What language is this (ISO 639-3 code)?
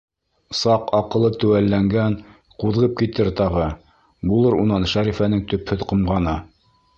bak